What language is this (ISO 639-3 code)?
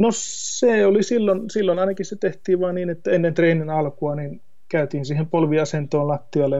fin